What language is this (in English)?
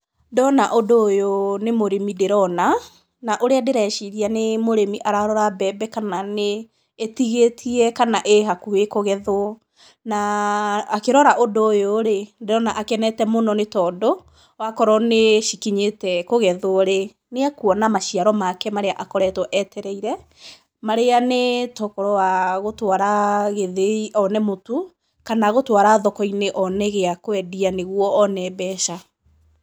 Kikuyu